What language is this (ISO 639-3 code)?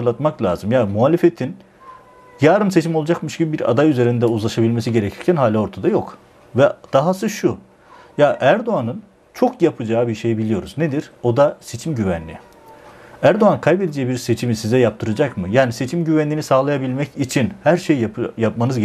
tur